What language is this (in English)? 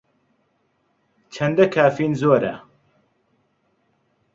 Central Kurdish